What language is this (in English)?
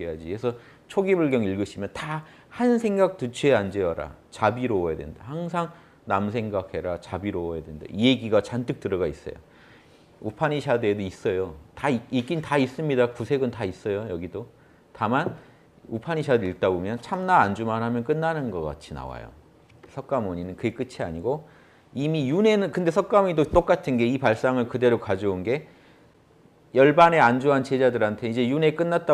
Korean